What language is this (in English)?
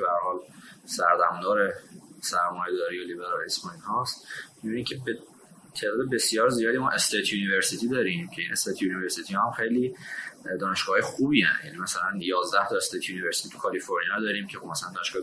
Persian